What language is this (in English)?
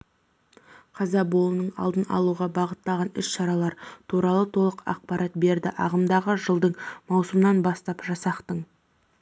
Kazakh